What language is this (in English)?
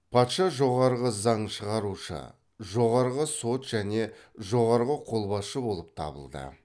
Kazakh